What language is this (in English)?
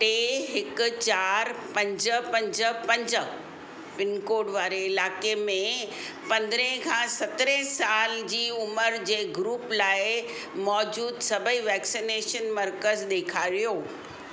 Sindhi